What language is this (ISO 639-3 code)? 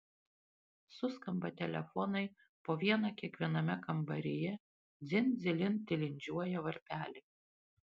lit